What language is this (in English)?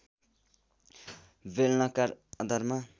Nepali